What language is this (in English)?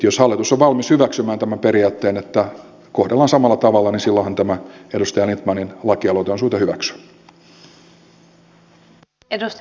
Finnish